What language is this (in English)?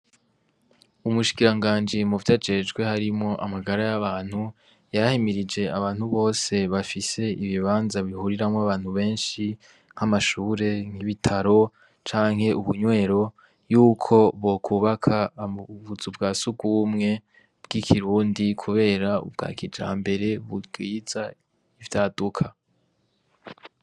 Rundi